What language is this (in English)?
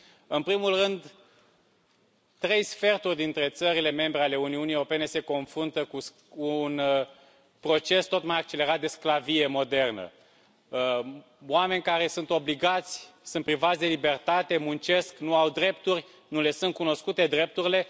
Romanian